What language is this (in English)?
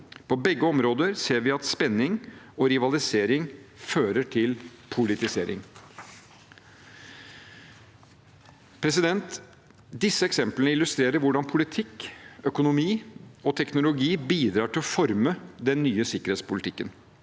Norwegian